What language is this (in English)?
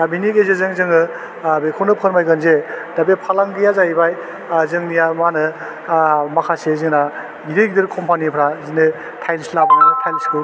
Bodo